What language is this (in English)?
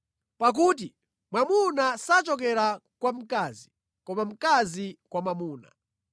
Nyanja